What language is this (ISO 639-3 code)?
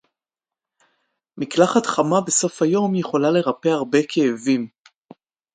heb